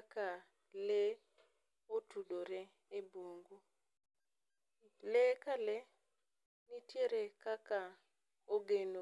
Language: Luo (Kenya and Tanzania)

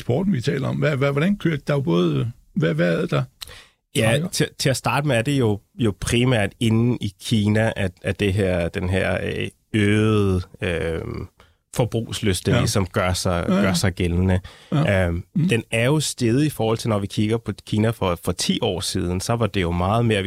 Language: Danish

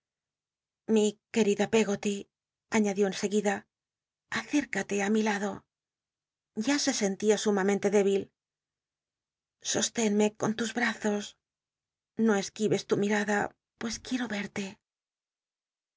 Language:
Spanish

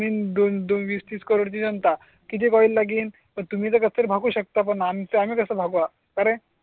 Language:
Marathi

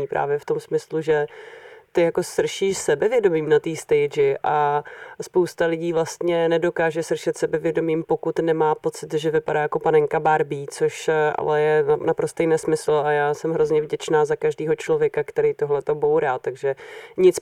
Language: Czech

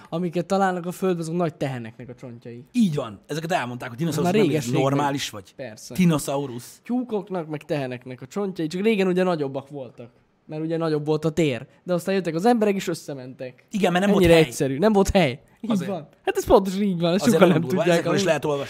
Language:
Hungarian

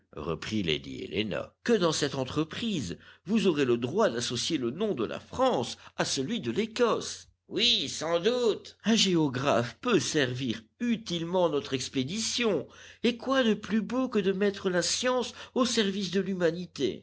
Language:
French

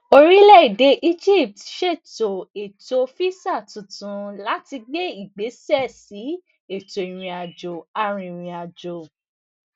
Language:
Yoruba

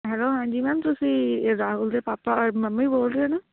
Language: Punjabi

